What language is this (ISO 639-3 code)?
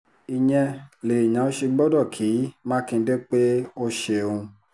yor